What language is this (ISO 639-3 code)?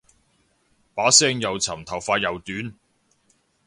yue